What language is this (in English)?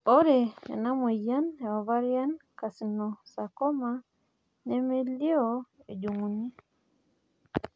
Masai